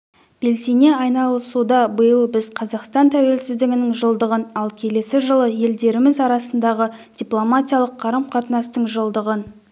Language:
Kazakh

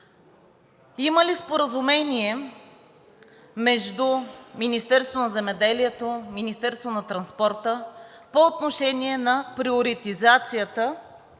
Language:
Bulgarian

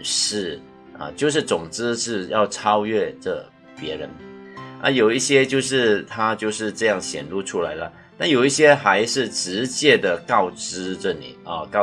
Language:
Chinese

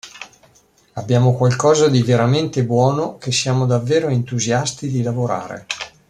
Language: Italian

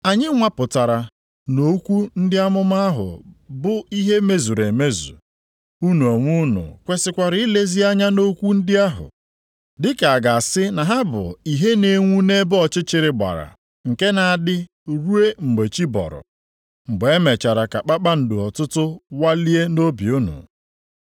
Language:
Igbo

